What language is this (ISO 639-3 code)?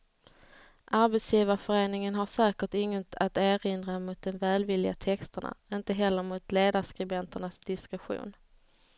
swe